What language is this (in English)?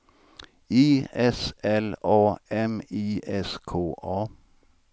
Swedish